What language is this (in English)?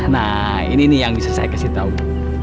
Indonesian